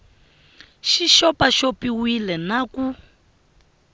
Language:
Tsonga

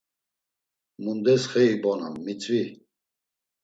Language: Laz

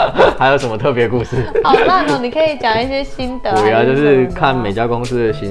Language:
Chinese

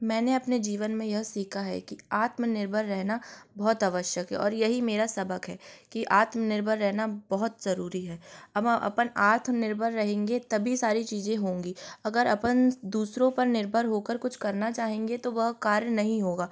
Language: Hindi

